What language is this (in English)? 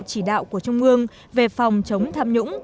Vietnamese